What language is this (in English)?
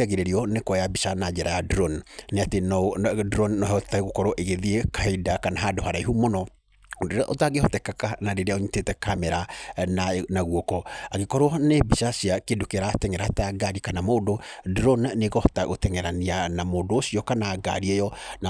Kikuyu